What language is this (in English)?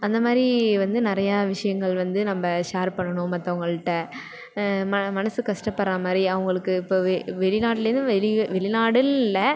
Tamil